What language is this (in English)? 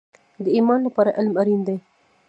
Pashto